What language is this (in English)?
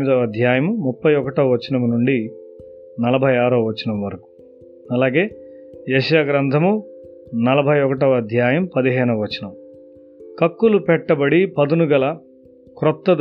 Telugu